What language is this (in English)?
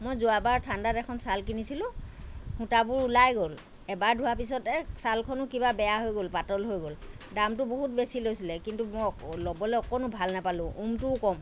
Assamese